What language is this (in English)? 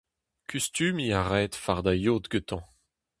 Breton